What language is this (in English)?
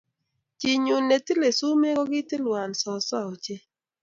Kalenjin